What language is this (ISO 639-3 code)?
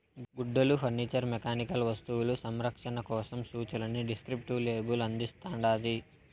tel